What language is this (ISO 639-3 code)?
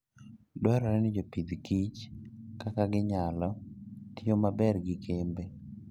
luo